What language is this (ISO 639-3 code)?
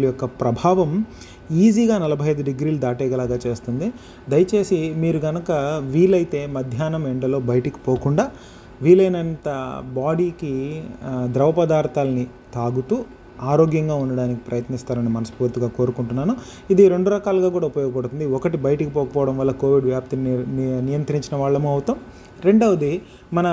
tel